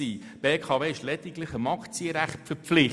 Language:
Swiss German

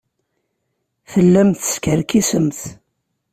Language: Kabyle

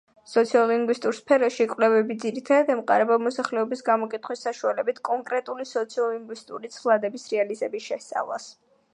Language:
Georgian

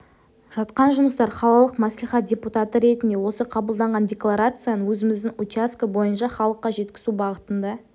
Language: Kazakh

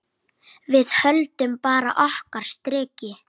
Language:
Icelandic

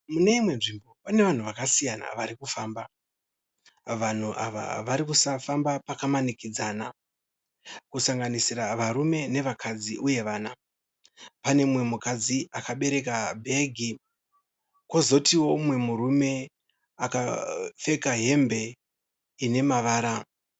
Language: Shona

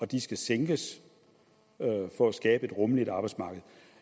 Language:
Danish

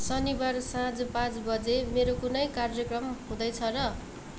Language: Nepali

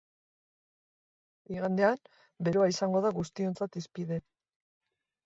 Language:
Basque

